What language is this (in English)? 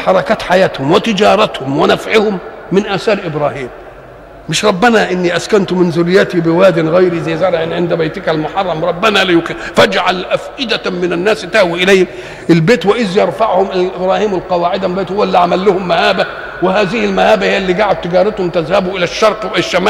Arabic